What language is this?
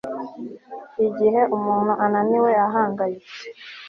Kinyarwanda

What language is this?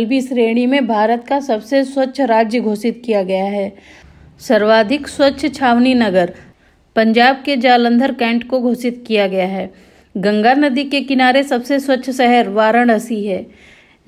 Hindi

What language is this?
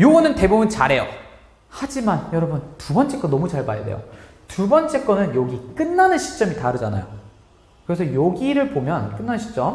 Korean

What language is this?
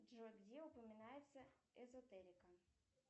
Russian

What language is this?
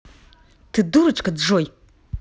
Russian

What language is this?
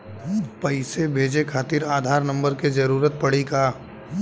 Bhojpuri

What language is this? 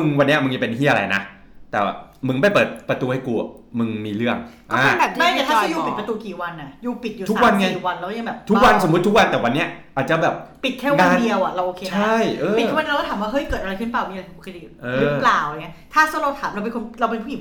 Thai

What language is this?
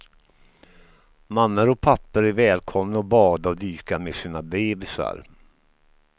Swedish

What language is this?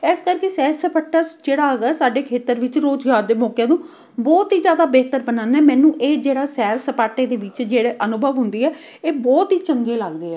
Punjabi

